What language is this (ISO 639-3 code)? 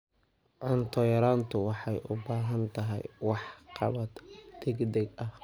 som